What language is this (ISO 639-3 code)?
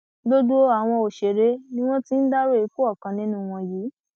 yor